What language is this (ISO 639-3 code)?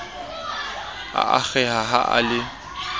sot